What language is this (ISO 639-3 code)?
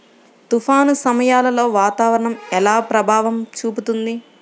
tel